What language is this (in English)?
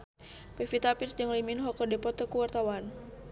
Sundanese